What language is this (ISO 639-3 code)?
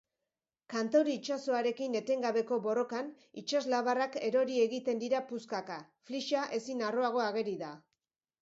eus